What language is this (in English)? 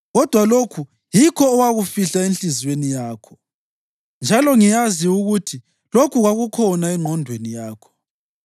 North Ndebele